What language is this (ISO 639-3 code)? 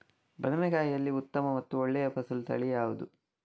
kan